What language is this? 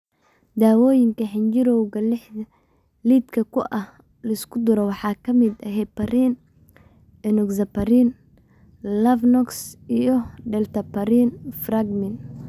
Somali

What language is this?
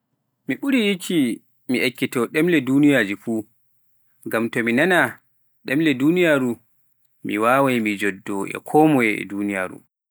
Pular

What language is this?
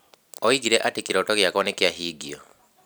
Kikuyu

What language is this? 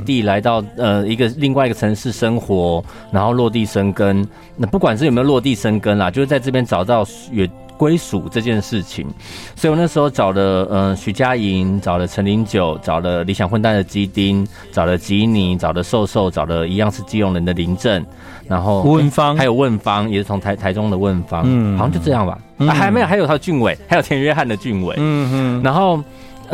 Chinese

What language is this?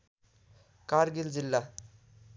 Nepali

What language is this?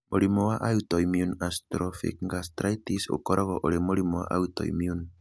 Kikuyu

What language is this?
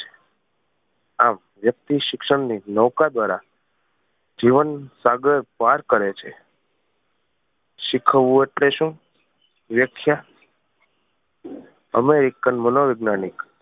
Gujarati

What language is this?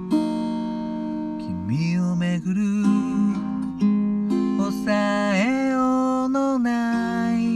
Japanese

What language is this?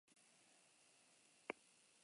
Basque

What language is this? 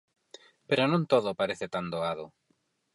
Galician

